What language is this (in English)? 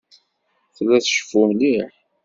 Kabyle